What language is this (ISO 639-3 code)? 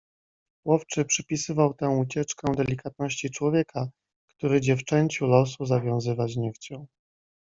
pol